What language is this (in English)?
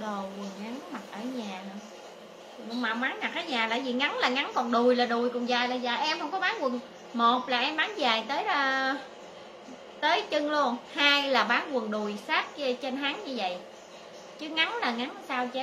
Vietnamese